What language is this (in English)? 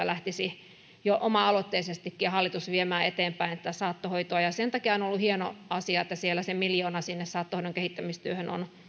Finnish